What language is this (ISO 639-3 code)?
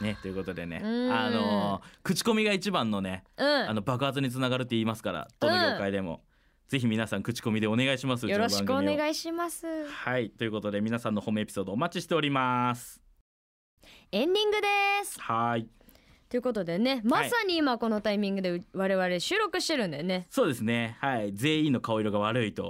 jpn